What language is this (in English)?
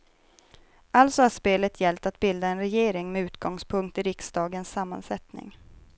Swedish